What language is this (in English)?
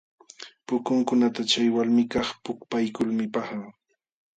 Jauja Wanca Quechua